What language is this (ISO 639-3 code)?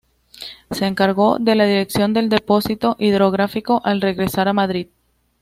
spa